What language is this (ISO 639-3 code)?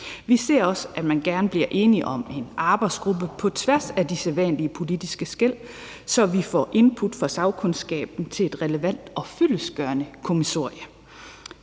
dan